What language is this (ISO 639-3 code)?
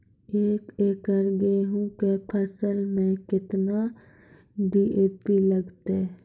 mai